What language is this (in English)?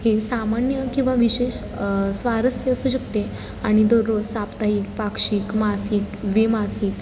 Marathi